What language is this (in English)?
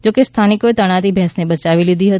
Gujarati